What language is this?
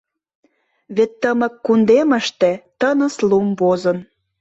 Mari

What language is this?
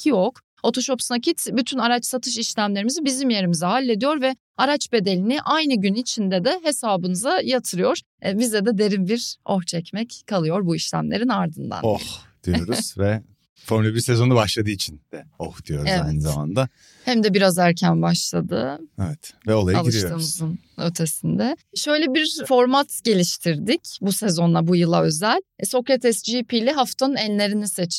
Turkish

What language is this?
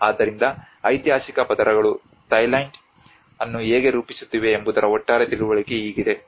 Kannada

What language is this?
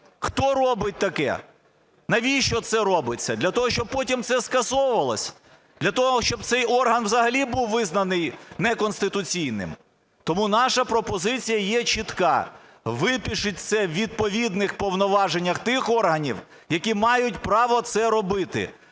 Ukrainian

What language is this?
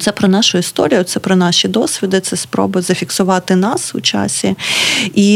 Ukrainian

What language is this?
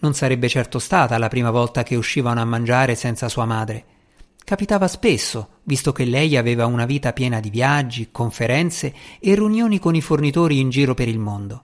Italian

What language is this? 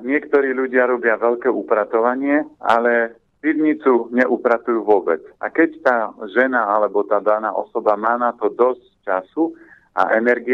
Slovak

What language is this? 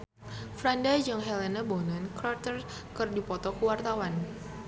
Sundanese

